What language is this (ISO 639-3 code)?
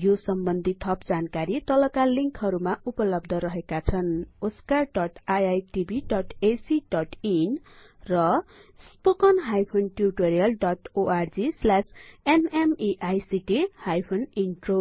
nep